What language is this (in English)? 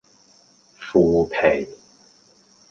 Cantonese